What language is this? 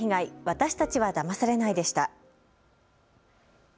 Japanese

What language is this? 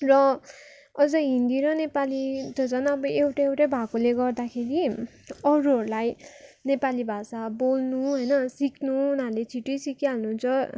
Nepali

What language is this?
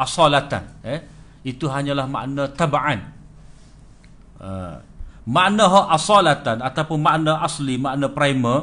Malay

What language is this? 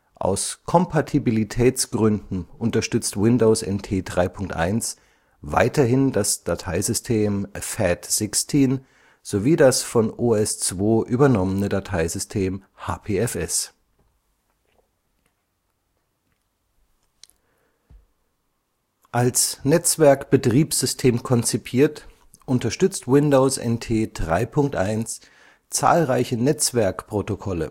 German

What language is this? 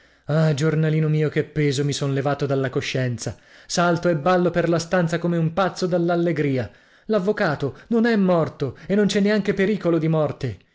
Italian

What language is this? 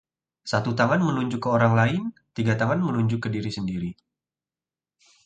Indonesian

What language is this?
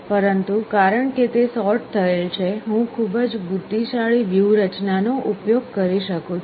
Gujarati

